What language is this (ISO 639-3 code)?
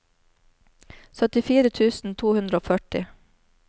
nor